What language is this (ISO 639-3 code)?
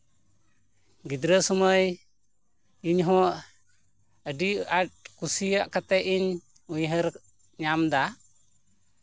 sat